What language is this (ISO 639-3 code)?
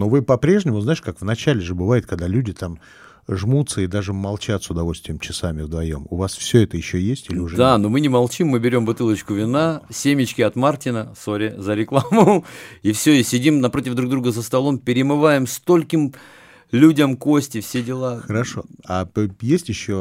rus